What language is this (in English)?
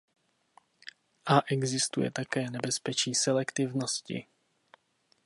Czech